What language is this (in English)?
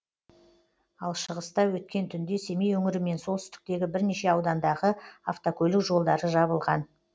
Kazakh